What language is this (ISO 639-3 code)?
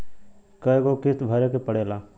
bho